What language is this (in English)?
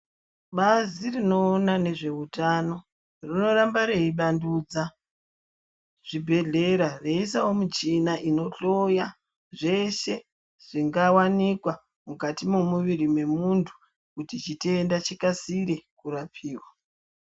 Ndau